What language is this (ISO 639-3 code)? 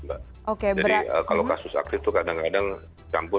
ind